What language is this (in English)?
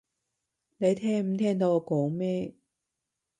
Cantonese